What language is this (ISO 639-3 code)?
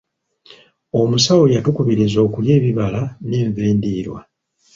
lug